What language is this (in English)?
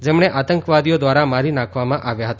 Gujarati